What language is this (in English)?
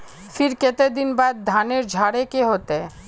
Magahi